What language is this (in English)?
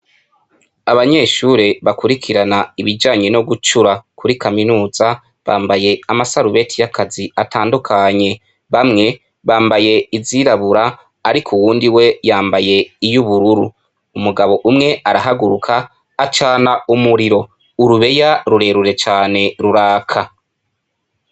Rundi